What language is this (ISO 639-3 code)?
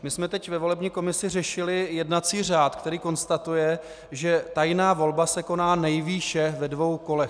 ces